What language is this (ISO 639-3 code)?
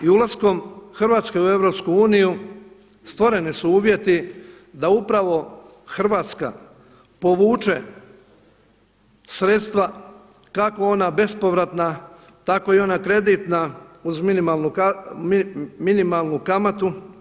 hrv